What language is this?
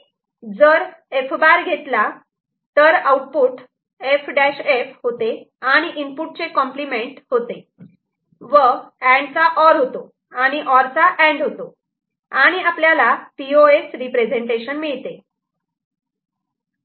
Marathi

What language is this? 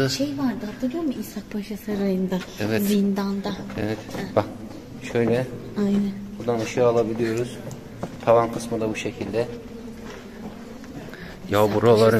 Turkish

